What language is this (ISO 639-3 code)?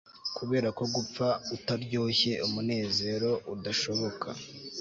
kin